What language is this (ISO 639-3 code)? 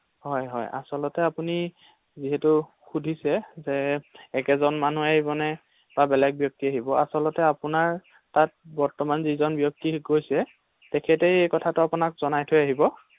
asm